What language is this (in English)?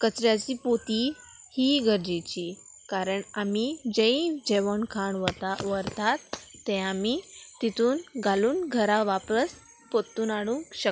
Konkani